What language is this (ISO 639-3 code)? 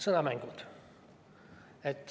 est